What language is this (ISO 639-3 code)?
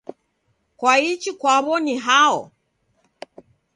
dav